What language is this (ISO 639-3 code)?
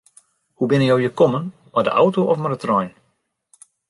fry